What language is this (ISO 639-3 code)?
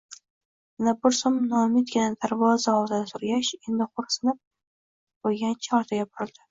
uzb